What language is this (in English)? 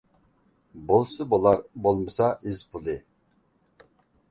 Uyghur